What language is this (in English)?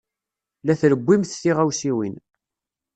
Kabyle